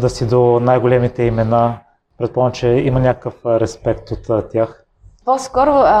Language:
Bulgarian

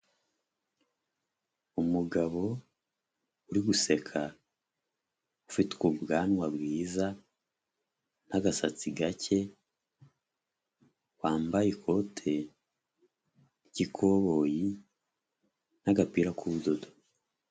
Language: Kinyarwanda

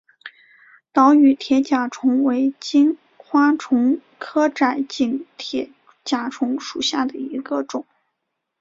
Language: Chinese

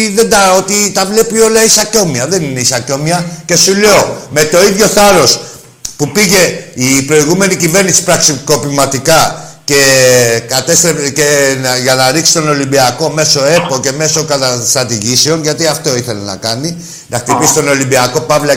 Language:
Greek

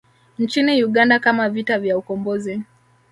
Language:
Swahili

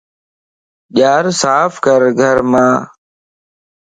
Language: Lasi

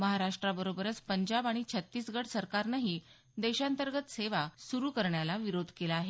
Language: Marathi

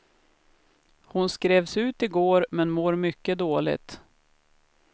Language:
Swedish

